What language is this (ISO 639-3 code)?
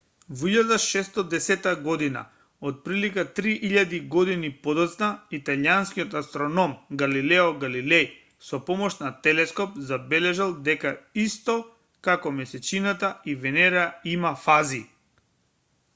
mkd